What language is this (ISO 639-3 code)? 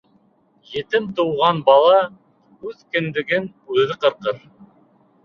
bak